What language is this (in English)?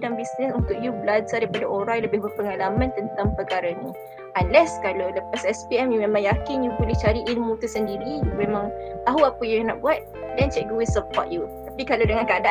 Malay